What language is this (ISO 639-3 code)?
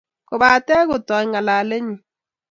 kln